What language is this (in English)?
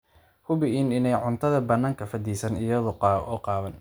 Somali